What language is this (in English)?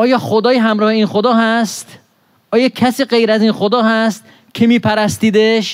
Persian